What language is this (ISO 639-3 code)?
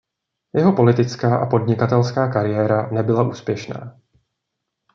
ces